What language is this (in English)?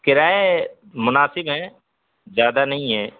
Urdu